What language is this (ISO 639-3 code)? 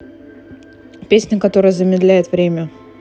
rus